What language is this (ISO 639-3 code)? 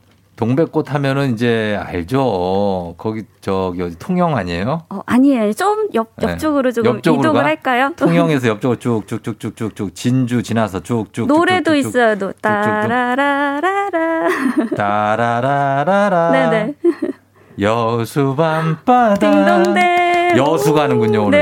kor